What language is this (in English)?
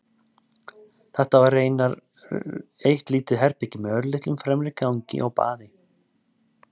Icelandic